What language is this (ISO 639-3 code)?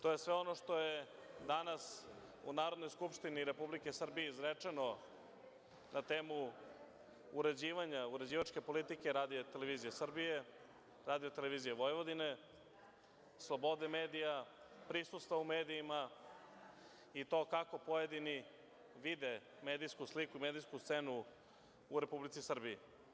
srp